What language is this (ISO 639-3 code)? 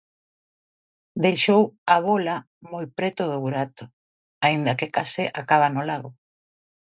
glg